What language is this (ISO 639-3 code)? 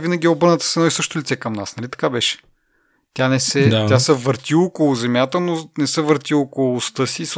bul